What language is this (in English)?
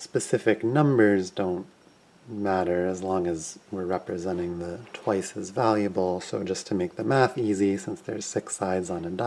English